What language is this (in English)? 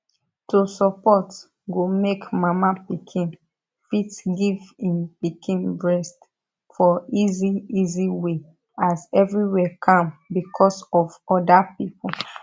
Nigerian Pidgin